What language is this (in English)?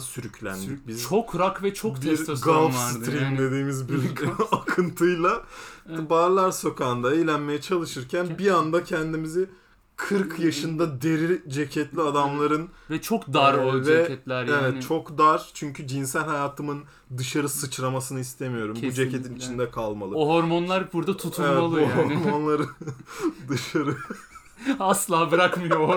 Turkish